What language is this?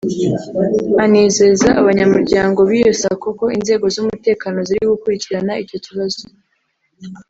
Kinyarwanda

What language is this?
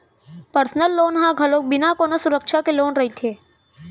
Chhattisgarhi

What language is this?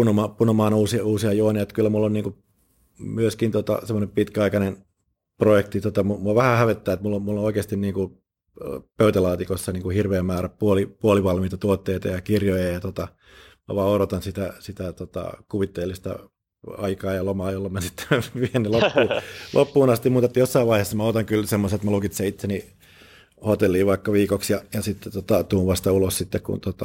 Finnish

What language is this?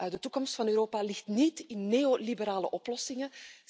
Dutch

